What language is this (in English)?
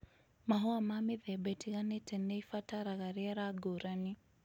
Kikuyu